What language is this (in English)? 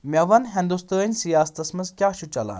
Kashmiri